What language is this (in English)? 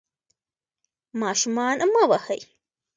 Pashto